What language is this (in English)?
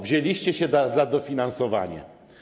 Polish